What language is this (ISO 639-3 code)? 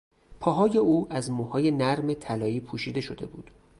fas